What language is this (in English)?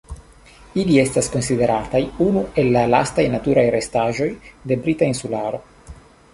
Esperanto